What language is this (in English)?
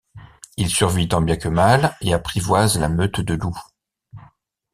French